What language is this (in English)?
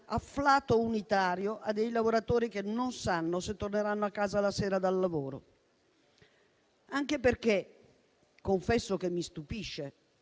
Italian